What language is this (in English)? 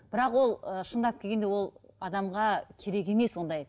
Kazakh